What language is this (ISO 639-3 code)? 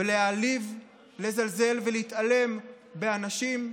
heb